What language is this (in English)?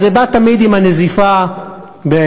Hebrew